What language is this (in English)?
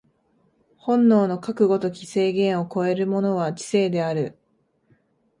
Japanese